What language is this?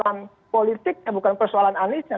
Indonesian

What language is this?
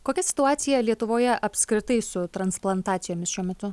Lithuanian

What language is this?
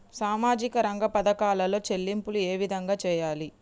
Telugu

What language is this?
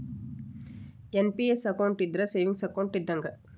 Kannada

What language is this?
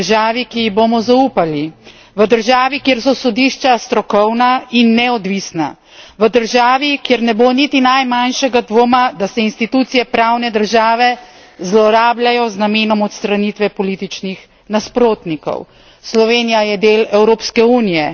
Slovenian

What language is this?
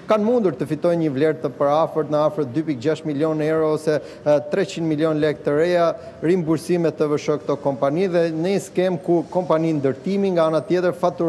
Romanian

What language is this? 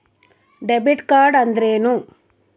Kannada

